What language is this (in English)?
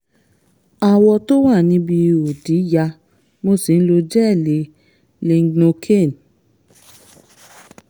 Yoruba